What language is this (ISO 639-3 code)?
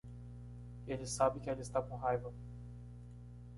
por